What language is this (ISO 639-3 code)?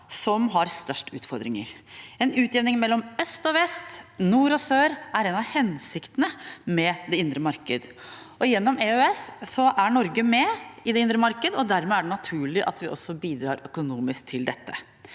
nor